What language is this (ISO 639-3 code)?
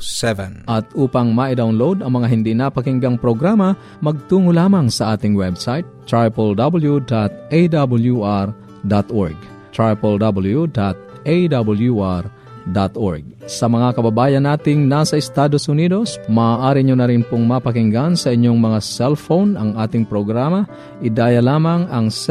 fil